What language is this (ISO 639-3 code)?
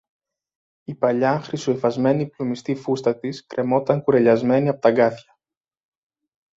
ell